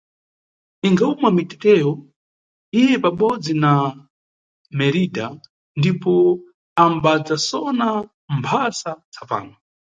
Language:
Nyungwe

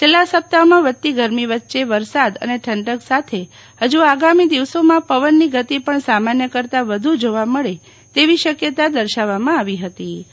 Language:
Gujarati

